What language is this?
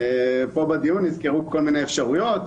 Hebrew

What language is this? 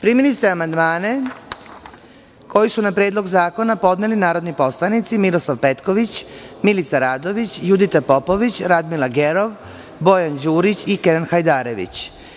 Serbian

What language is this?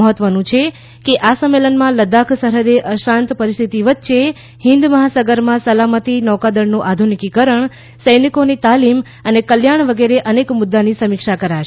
Gujarati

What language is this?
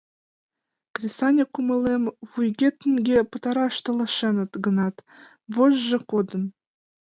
Mari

